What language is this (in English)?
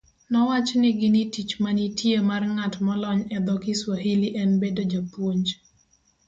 Luo (Kenya and Tanzania)